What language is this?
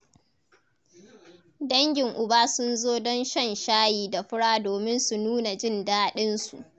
Hausa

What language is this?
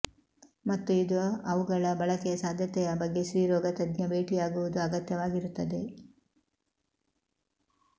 Kannada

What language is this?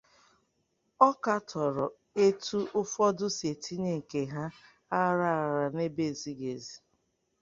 Igbo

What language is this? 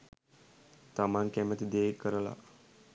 Sinhala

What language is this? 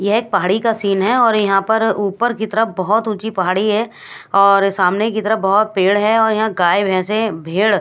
Hindi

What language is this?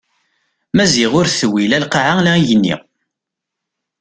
Kabyle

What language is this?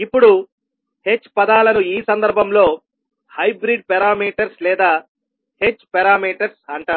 Telugu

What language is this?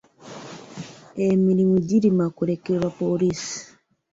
Ganda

